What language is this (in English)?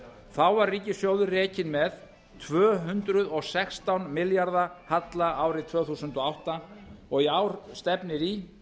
Icelandic